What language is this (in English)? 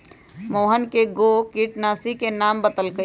Magahi